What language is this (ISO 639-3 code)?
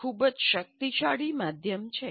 guj